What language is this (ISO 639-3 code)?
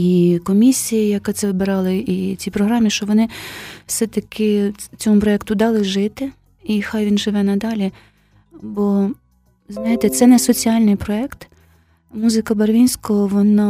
ukr